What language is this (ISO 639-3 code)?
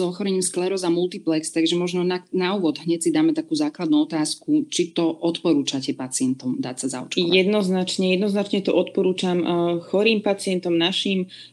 slk